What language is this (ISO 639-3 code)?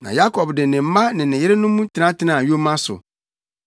aka